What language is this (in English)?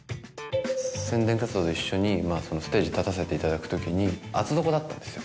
Japanese